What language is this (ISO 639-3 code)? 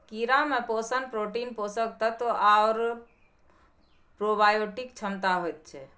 mai